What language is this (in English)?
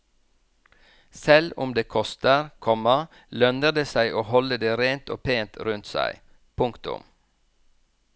Norwegian